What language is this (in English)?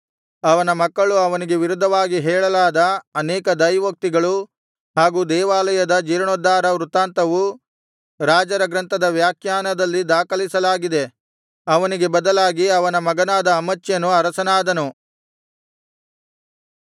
Kannada